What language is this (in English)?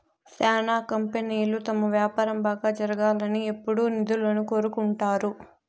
Telugu